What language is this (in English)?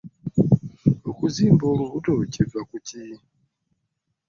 Ganda